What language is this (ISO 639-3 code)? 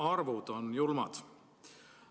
est